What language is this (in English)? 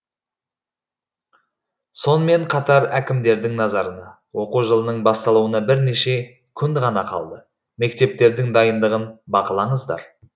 Kazakh